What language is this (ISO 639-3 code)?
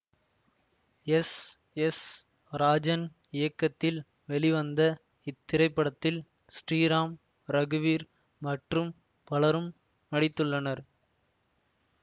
tam